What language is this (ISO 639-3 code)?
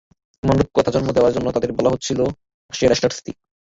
ben